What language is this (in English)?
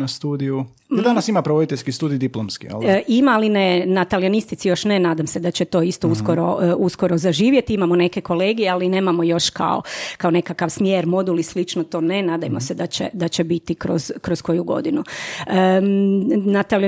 Croatian